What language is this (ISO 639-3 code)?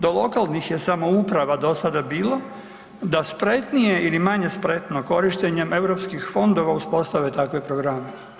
hrv